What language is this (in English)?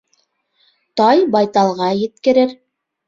Bashkir